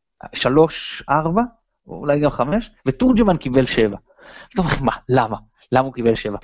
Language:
Hebrew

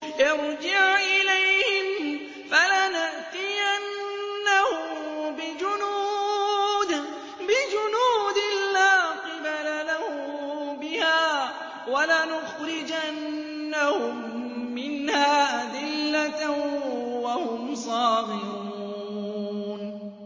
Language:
Arabic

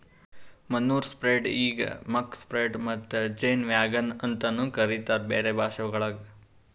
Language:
Kannada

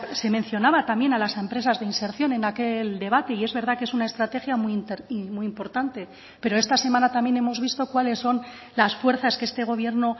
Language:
Spanish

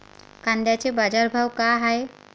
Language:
Marathi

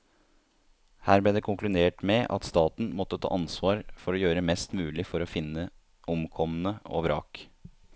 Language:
Norwegian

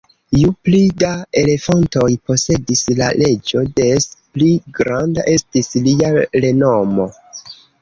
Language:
Esperanto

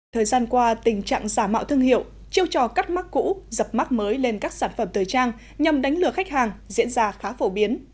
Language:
Vietnamese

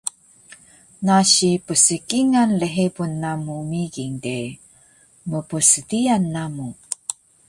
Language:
Taroko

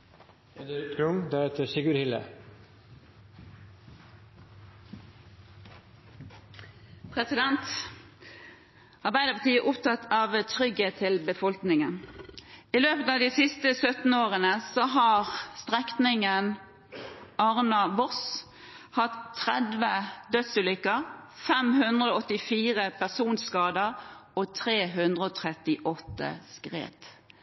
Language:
Norwegian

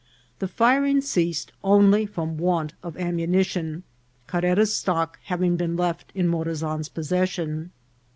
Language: English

